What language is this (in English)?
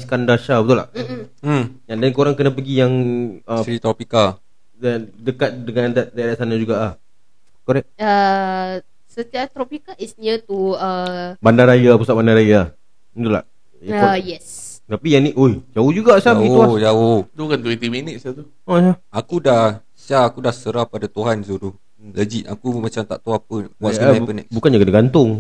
Malay